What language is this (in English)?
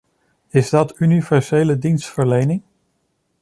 Dutch